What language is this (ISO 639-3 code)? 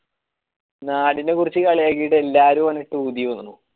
mal